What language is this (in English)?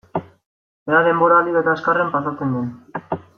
Basque